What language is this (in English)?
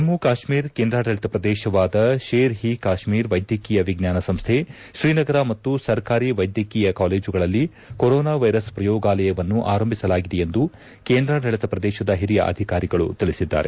Kannada